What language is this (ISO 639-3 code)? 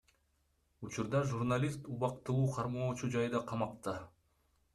kir